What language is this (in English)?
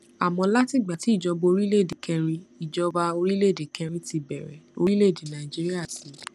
Yoruba